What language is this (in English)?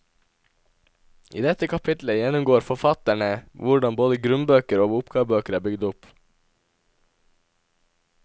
Norwegian